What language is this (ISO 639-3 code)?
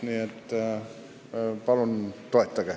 est